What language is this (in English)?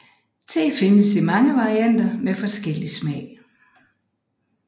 Danish